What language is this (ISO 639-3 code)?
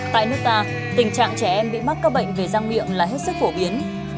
vie